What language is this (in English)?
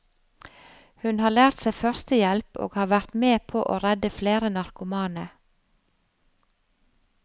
Norwegian